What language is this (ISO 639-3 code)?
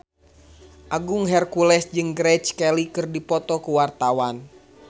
sun